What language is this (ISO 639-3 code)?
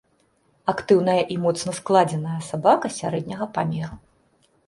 bel